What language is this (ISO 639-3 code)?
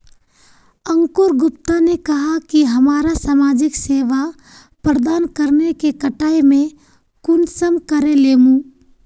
mag